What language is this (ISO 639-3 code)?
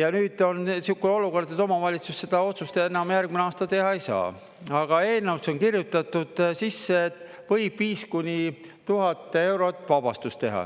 est